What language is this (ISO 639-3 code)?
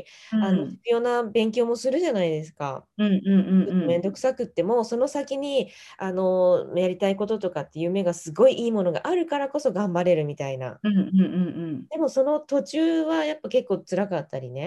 jpn